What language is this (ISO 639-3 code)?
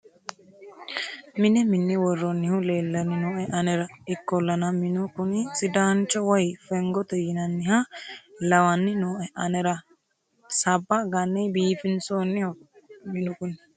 sid